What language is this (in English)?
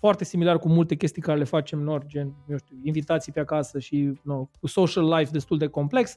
Romanian